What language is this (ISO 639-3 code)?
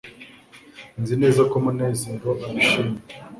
kin